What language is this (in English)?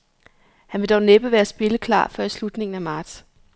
Danish